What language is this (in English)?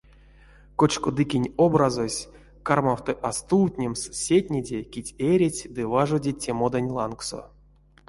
Erzya